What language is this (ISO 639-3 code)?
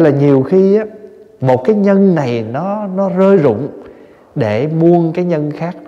vie